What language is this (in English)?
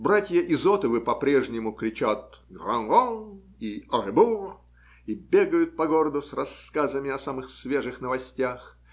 Russian